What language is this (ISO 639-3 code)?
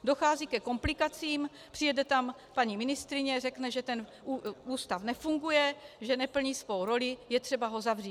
ces